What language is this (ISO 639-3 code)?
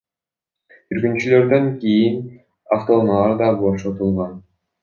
kir